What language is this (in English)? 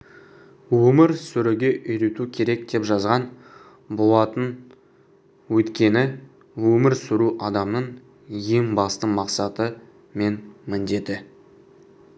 Kazakh